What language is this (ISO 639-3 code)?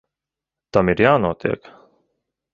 lav